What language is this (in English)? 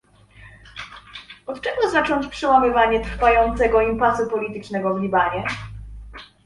Polish